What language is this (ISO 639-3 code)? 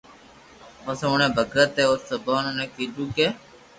lrk